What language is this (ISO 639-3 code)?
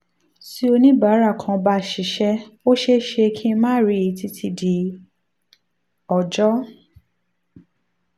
yor